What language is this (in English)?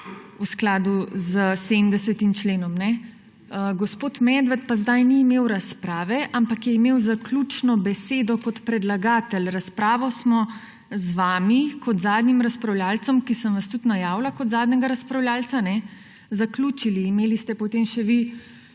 Slovenian